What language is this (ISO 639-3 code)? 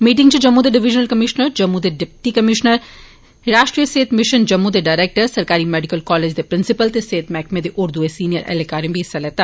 doi